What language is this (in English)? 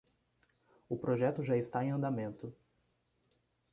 Portuguese